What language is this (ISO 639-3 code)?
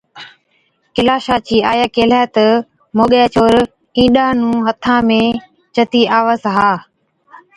odk